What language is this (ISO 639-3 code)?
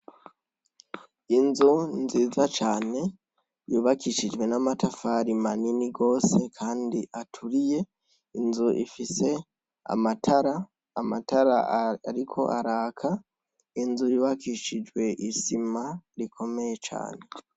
run